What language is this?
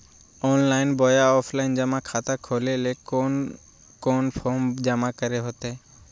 Magahi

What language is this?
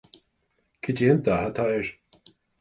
Irish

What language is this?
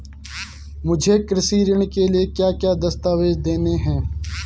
Hindi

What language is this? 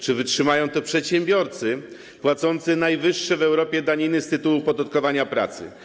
Polish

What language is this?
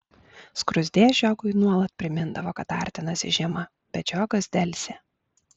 Lithuanian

